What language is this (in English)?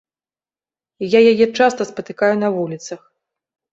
Belarusian